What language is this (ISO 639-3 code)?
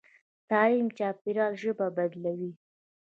pus